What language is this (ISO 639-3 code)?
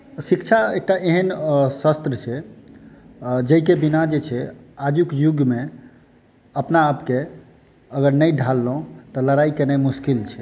mai